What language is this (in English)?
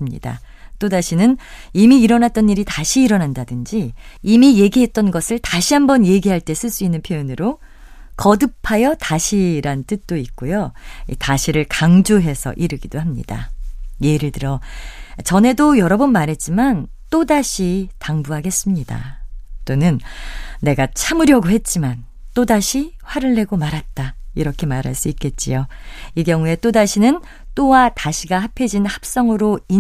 Korean